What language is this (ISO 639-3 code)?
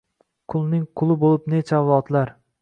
uzb